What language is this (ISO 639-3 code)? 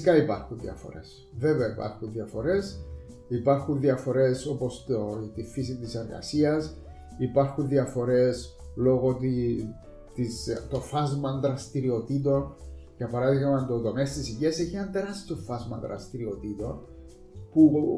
ell